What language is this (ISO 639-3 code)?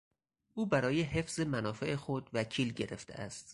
fas